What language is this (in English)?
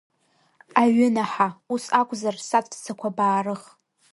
Abkhazian